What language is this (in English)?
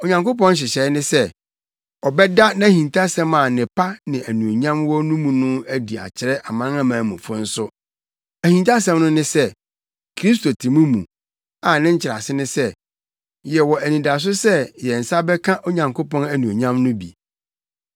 Akan